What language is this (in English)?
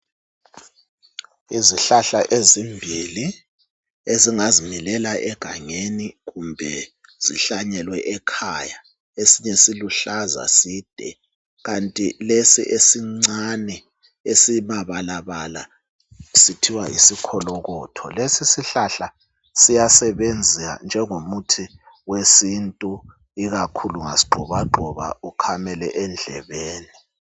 North Ndebele